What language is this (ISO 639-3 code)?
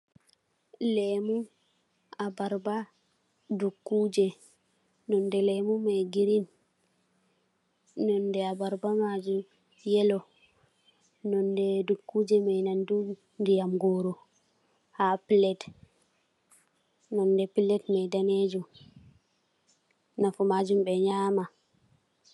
ful